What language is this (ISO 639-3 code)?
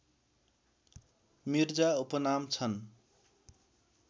nep